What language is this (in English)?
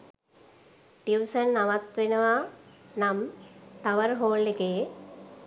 Sinhala